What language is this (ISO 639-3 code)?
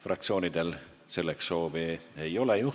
est